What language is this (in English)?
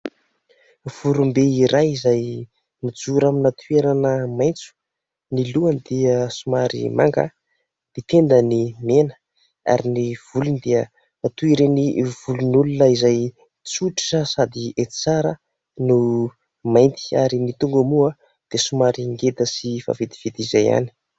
Malagasy